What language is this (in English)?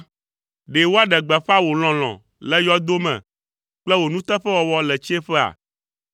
Ewe